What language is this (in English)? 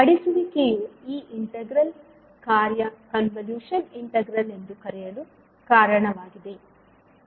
Kannada